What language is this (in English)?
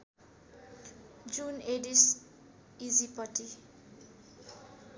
Nepali